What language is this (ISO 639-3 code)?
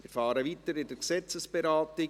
gsw